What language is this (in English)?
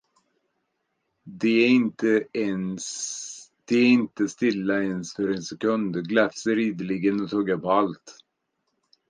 Swedish